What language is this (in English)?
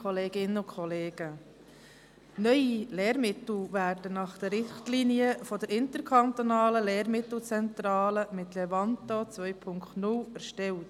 Swiss German